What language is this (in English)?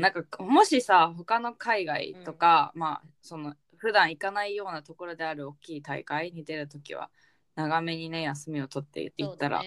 Japanese